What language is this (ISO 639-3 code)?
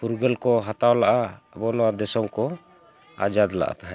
sat